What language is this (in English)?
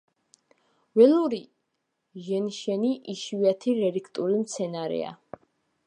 Georgian